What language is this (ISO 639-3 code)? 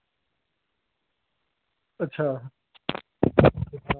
doi